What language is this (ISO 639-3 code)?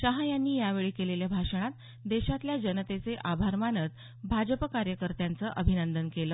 mar